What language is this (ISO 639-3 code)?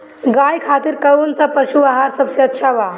bho